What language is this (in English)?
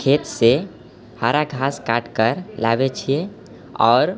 Maithili